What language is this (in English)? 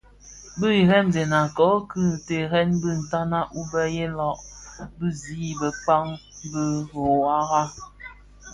Bafia